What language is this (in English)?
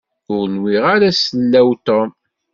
Kabyle